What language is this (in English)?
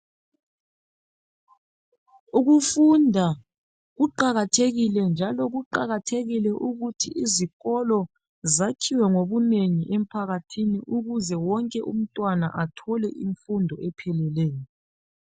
North Ndebele